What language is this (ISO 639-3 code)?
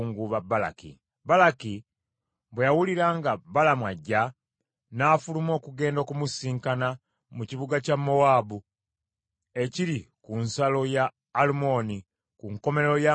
lug